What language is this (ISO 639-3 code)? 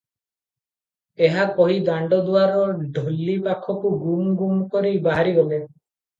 ori